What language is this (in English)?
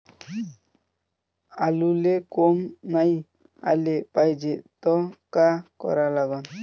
Marathi